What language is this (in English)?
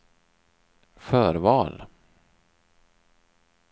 Swedish